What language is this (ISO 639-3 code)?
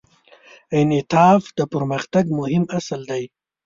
pus